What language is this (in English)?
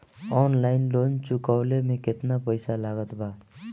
Bhojpuri